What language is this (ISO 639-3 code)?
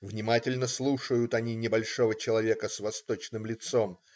rus